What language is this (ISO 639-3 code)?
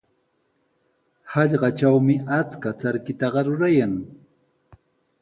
qws